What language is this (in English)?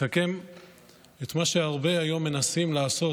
Hebrew